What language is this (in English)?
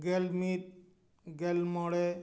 Santali